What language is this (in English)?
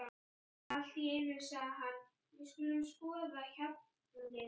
Icelandic